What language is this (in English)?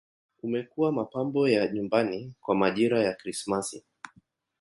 Swahili